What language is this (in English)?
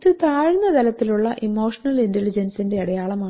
Malayalam